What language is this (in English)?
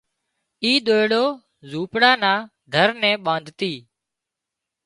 Wadiyara Koli